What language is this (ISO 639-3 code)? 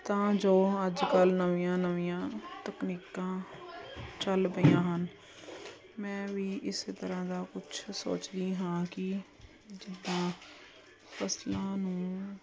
pan